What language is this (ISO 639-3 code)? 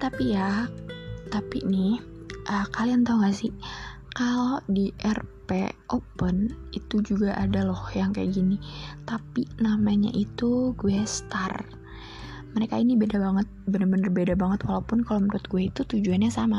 ind